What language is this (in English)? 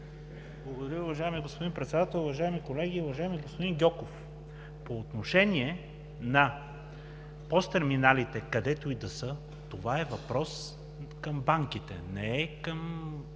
Bulgarian